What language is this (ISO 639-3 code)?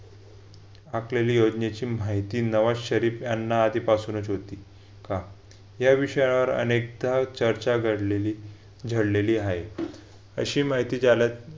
mar